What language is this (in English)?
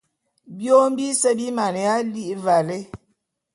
Bulu